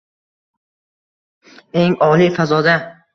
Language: Uzbek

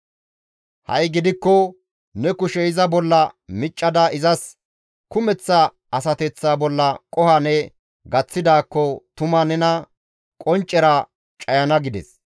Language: Gamo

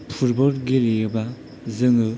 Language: Bodo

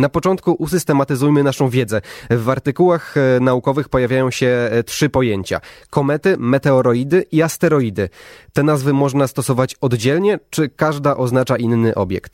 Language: Polish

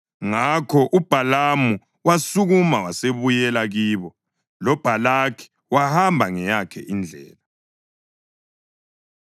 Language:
North Ndebele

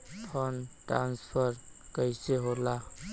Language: Bhojpuri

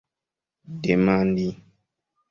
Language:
Esperanto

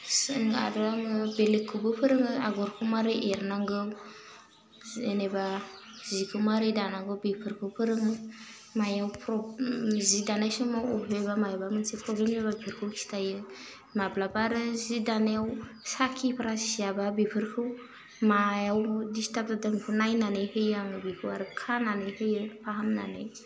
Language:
Bodo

